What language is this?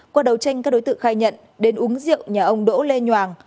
Vietnamese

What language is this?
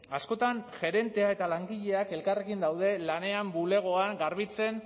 Basque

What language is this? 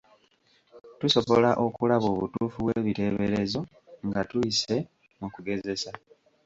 Ganda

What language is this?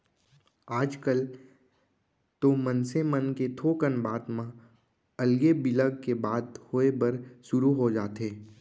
Chhattisgarhi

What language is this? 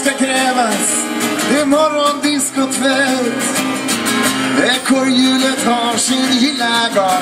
Czech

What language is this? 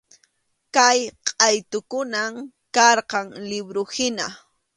Arequipa-La Unión Quechua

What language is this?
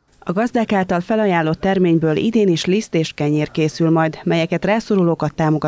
Hungarian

